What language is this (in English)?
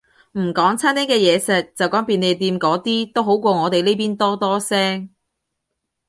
Cantonese